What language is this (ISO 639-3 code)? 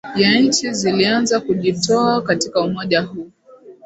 swa